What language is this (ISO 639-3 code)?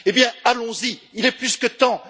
fra